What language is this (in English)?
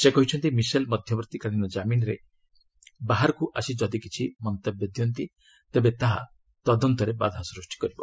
Odia